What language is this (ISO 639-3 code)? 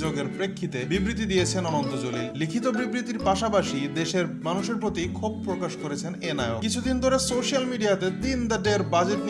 ben